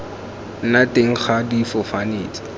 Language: Tswana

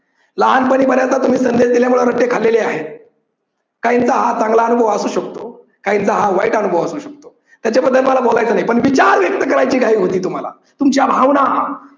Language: Marathi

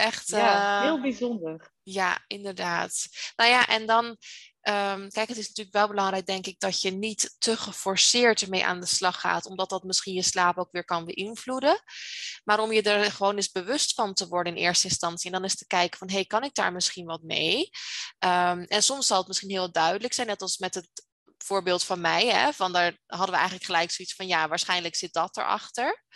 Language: Dutch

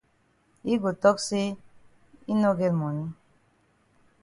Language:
Cameroon Pidgin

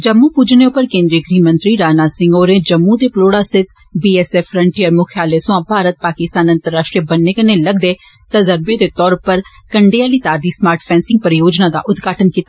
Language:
Dogri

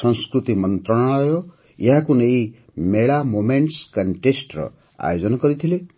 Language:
Odia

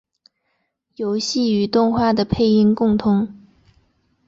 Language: Chinese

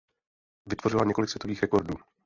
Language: Czech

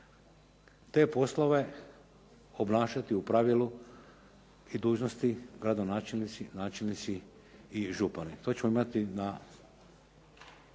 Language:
Croatian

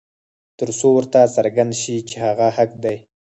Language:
Pashto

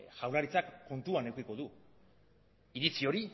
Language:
Basque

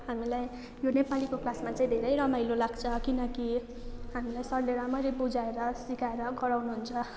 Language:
Nepali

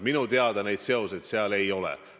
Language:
Estonian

